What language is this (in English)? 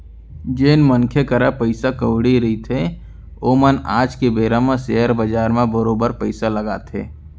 Chhattisgarhi